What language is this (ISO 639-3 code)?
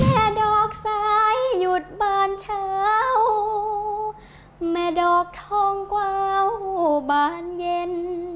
tha